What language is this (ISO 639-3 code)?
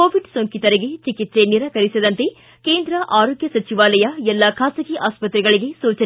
kan